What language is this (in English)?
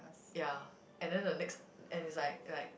English